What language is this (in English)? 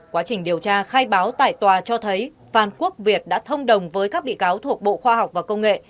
Vietnamese